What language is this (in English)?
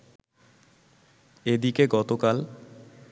Bangla